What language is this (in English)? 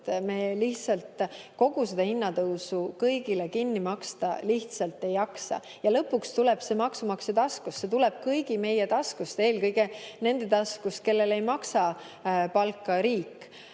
Estonian